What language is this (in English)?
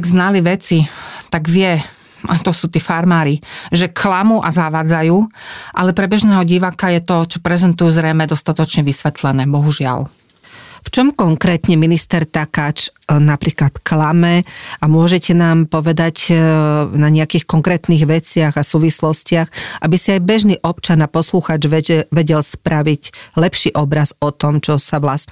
Slovak